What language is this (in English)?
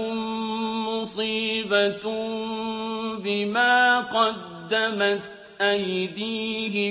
Arabic